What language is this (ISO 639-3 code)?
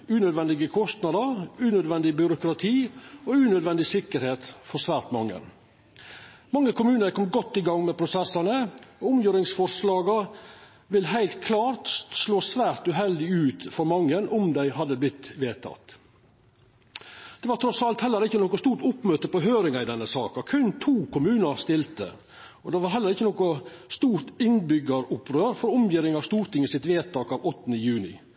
nno